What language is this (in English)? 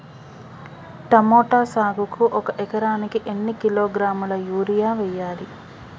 Telugu